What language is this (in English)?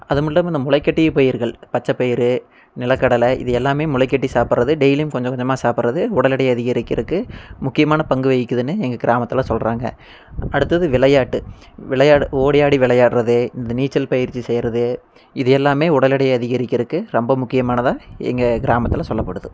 Tamil